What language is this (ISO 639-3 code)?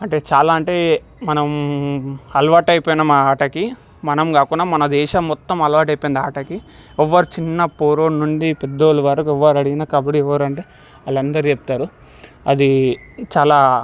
tel